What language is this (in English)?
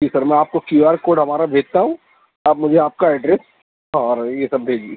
Urdu